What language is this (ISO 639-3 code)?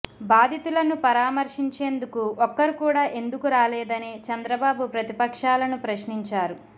tel